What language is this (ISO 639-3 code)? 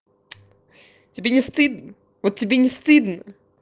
rus